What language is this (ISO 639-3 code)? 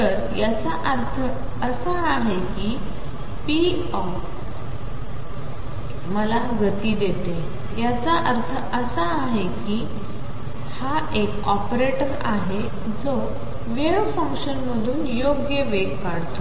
mar